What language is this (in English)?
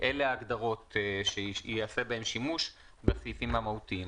Hebrew